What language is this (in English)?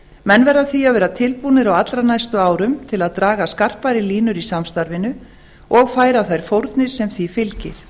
Icelandic